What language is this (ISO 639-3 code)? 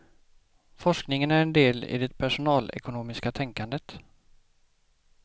swe